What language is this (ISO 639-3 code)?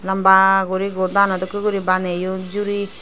ccp